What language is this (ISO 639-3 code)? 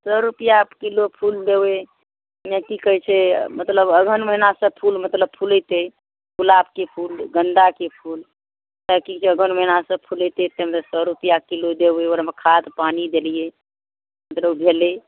mai